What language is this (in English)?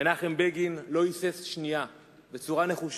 Hebrew